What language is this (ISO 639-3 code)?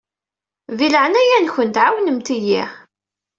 kab